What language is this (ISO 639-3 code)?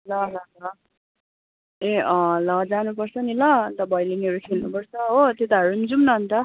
nep